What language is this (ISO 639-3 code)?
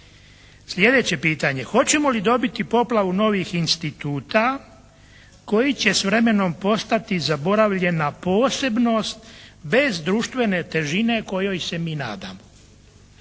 hrv